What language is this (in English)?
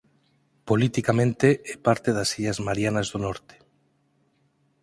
Galician